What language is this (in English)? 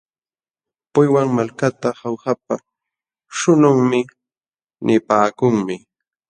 Jauja Wanca Quechua